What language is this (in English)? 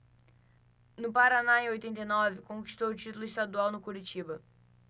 Portuguese